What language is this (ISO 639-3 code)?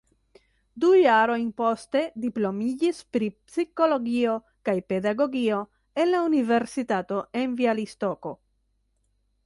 epo